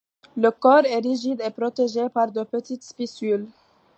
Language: French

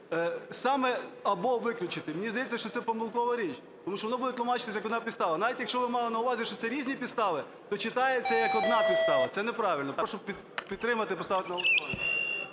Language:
Ukrainian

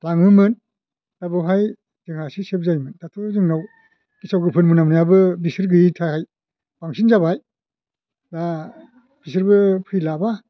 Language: Bodo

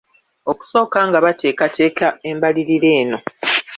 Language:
Ganda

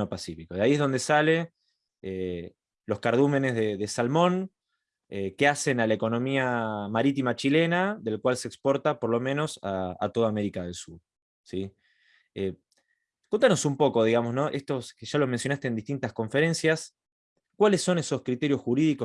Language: Spanish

